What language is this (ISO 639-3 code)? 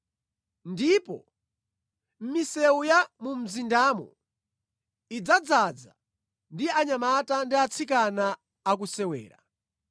nya